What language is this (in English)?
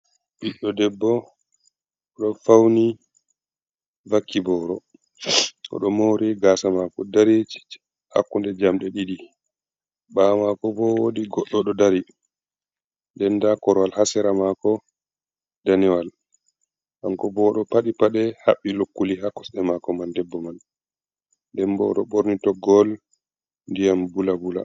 Fula